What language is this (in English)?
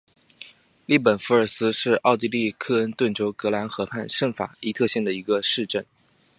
Chinese